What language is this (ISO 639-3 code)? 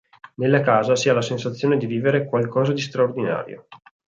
ita